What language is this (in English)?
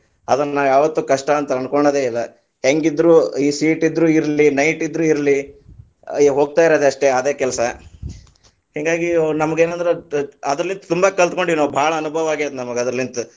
Kannada